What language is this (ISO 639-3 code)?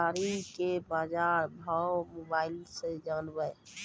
mai